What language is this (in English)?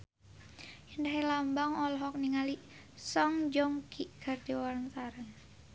Sundanese